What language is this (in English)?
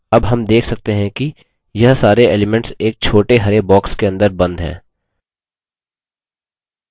Hindi